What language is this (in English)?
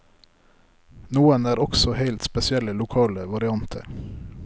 Norwegian